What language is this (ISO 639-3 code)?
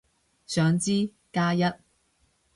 yue